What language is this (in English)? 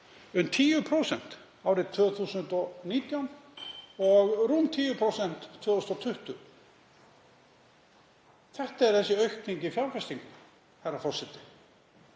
Icelandic